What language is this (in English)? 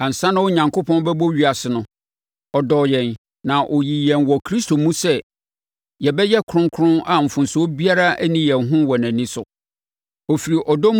Akan